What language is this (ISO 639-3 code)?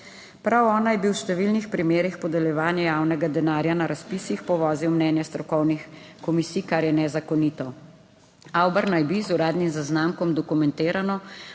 slv